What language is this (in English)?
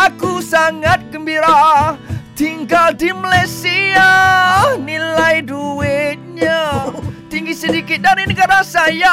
Malay